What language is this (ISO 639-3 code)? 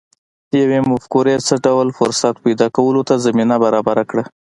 pus